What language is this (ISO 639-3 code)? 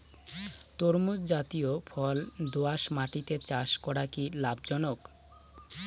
ben